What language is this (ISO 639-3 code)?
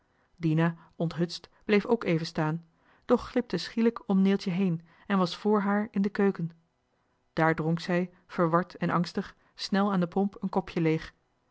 nld